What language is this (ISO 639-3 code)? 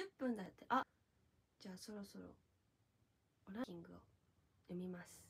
jpn